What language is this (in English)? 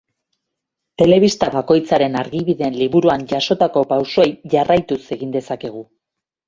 Basque